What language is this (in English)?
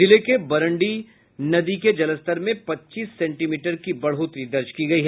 Hindi